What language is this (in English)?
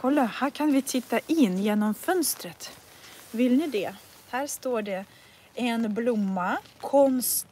Swedish